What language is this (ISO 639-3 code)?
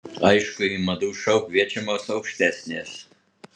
lit